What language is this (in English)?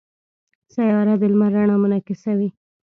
Pashto